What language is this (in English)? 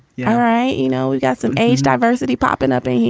English